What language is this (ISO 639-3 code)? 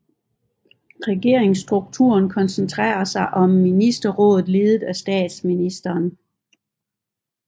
dan